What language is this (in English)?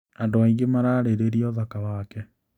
Kikuyu